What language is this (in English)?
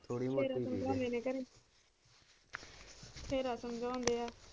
Punjabi